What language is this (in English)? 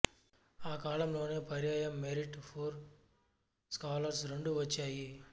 Telugu